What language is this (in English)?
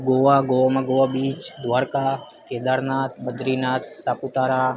Gujarati